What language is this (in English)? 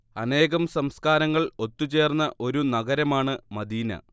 Malayalam